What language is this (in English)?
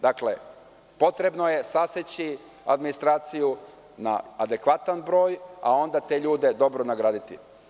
Serbian